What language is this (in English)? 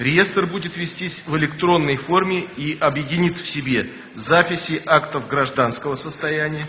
Russian